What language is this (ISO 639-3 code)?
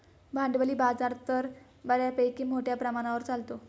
mar